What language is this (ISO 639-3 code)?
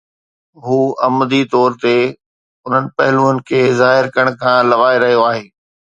snd